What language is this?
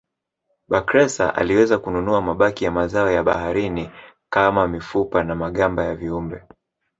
Swahili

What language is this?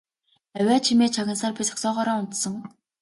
Mongolian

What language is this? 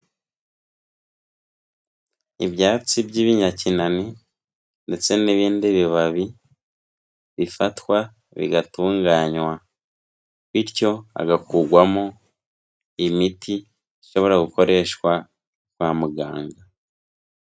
Kinyarwanda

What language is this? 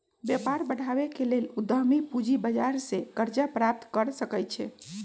Magahi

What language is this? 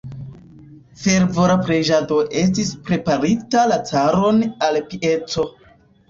Esperanto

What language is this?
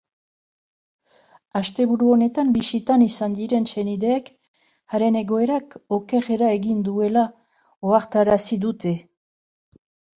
Basque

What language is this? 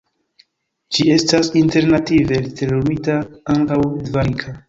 Esperanto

